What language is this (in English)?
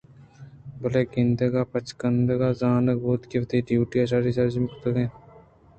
Eastern Balochi